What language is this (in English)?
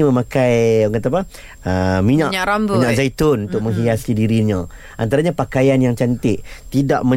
Malay